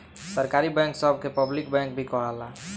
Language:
Bhojpuri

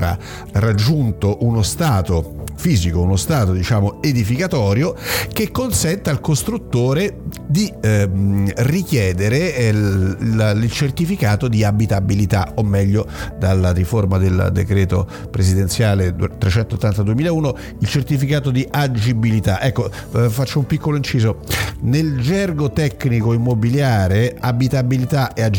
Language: Italian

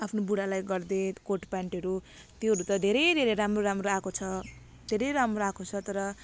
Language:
Nepali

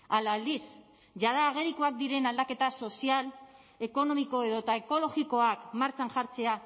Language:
Basque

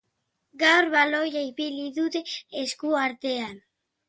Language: Basque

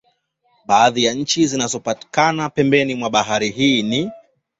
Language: Swahili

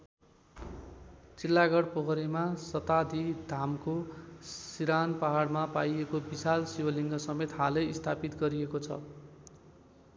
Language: Nepali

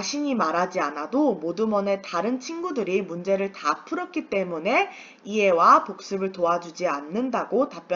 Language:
Korean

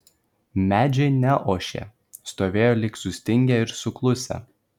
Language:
Lithuanian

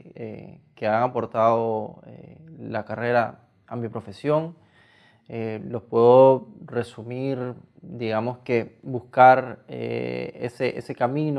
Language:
Spanish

